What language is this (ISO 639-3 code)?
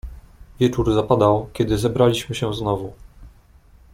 pol